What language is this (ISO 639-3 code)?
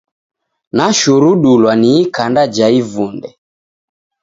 dav